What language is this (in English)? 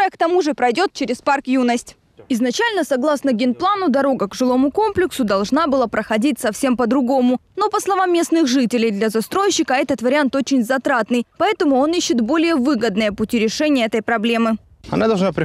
Russian